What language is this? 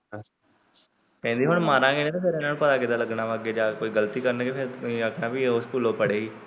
Punjabi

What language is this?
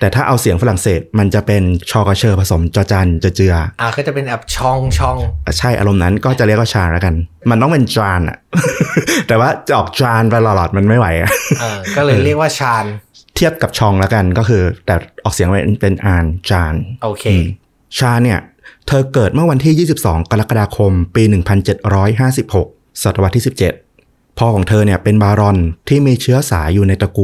Thai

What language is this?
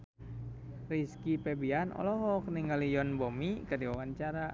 Sundanese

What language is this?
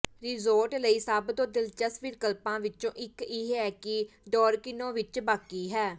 Punjabi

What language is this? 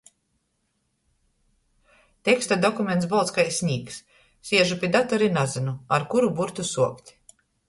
Latgalian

